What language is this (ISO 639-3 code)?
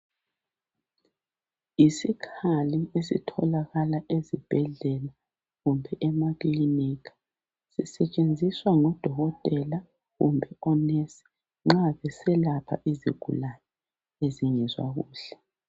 nde